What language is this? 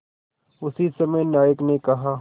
Hindi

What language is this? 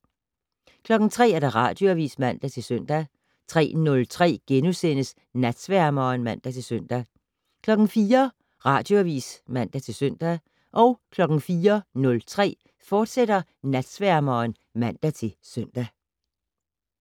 Danish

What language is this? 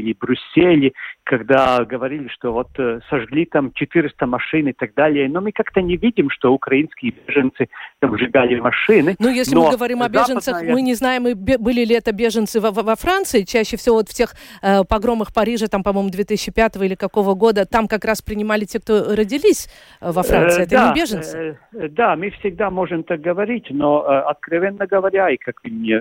Russian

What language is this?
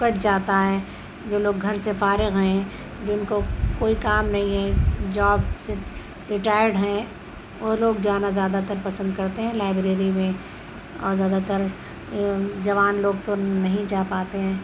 Urdu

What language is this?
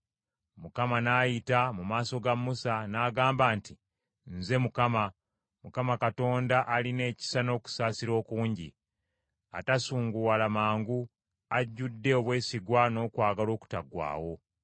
Ganda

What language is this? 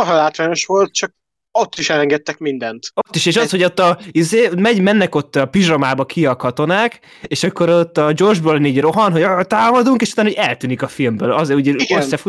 Hungarian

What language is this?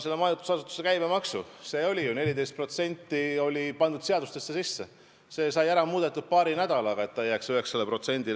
Estonian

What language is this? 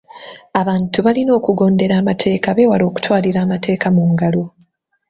Ganda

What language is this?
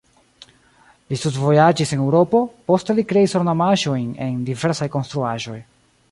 Esperanto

